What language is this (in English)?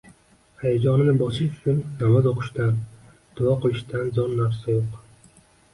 Uzbek